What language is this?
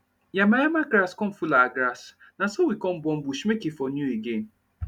Nigerian Pidgin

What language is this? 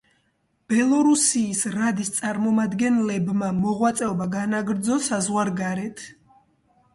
Georgian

